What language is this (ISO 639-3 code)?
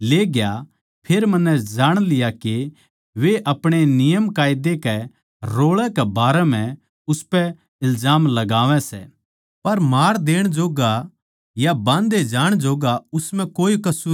bgc